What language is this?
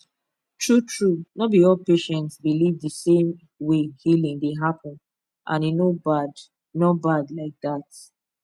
Nigerian Pidgin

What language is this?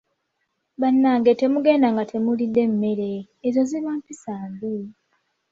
Ganda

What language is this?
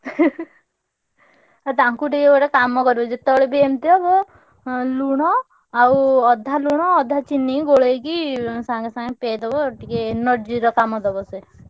Odia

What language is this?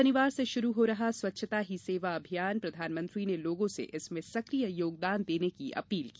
Hindi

